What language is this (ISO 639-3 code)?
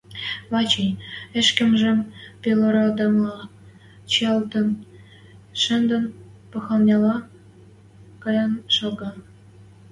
mrj